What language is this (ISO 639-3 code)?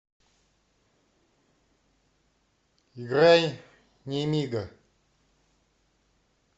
rus